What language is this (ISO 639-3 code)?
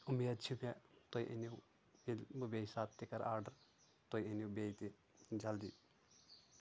kas